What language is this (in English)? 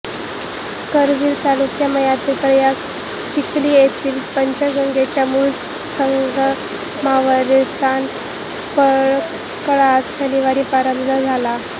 Marathi